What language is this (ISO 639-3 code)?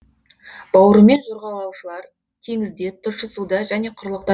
kaz